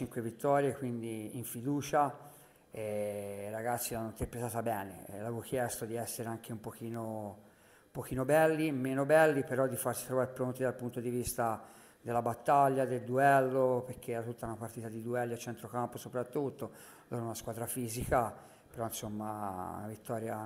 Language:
Italian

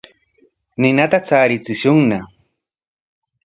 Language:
Corongo Ancash Quechua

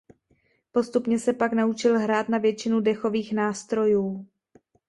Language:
Czech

